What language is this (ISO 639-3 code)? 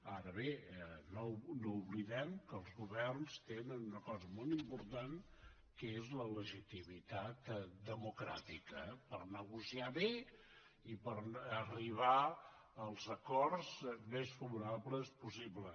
cat